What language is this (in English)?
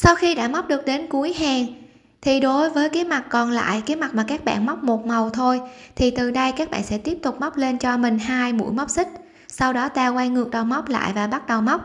Vietnamese